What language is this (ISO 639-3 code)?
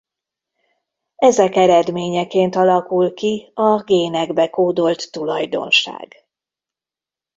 hun